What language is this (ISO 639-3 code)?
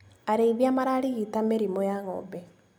kik